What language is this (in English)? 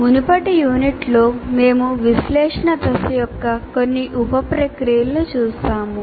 Telugu